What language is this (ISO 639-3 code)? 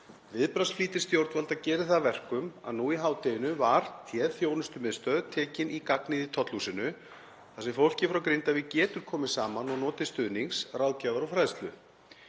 isl